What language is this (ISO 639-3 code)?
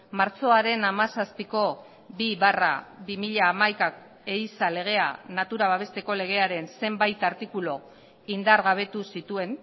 eus